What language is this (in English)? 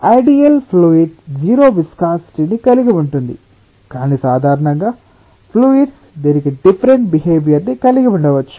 Telugu